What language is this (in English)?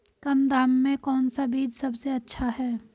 Hindi